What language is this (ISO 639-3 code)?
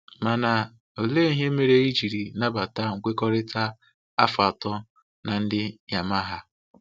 ibo